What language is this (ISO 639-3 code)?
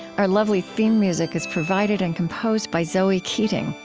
eng